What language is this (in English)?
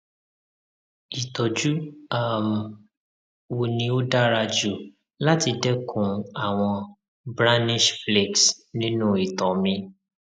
Yoruba